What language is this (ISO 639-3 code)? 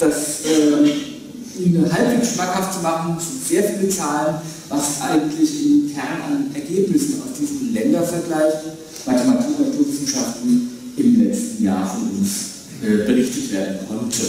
deu